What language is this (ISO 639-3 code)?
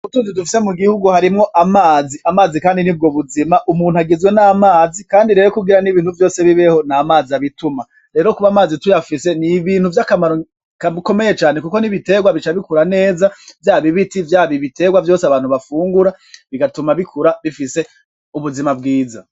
run